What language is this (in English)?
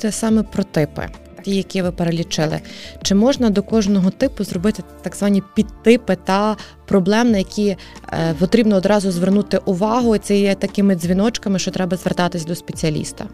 Ukrainian